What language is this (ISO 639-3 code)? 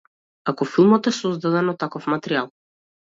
mkd